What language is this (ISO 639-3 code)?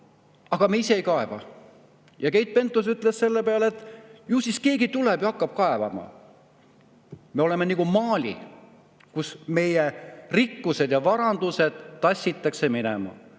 est